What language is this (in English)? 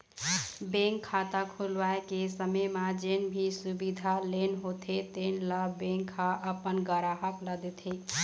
Chhattisgarhi